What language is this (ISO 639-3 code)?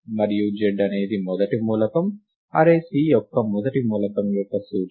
tel